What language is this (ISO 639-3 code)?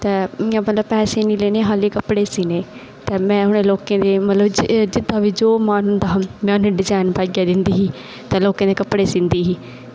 doi